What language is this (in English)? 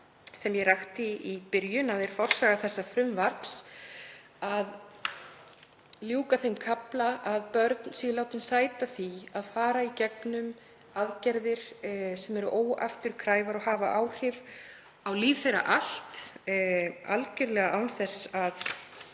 Icelandic